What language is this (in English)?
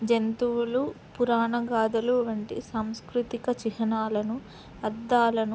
Telugu